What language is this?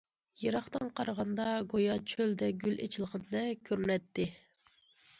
Uyghur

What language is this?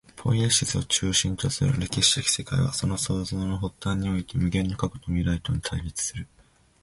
Japanese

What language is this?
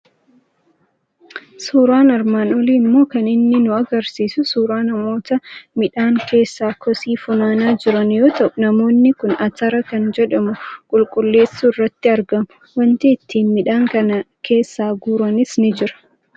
Oromo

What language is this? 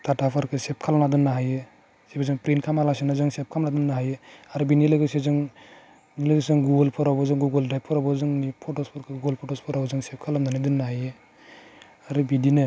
Bodo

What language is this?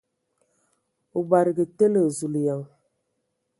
Ewondo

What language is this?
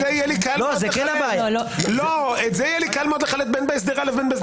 Hebrew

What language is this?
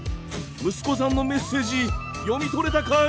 Japanese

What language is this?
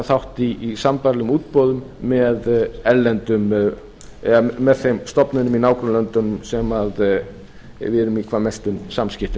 Icelandic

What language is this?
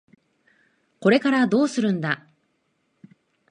Japanese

